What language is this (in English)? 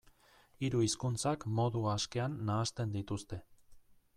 Basque